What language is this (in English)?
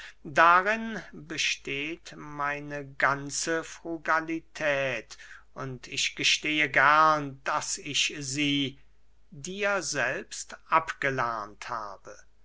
German